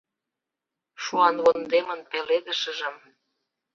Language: Mari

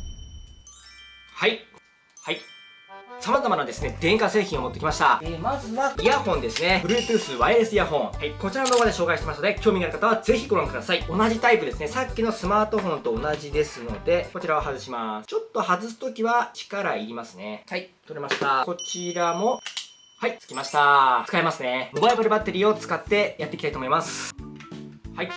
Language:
Japanese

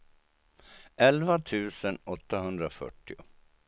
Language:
Swedish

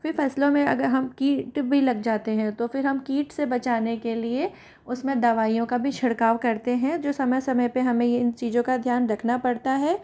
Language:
Hindi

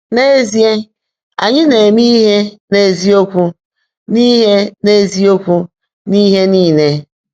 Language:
Igbo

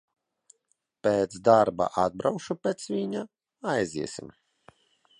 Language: Latvian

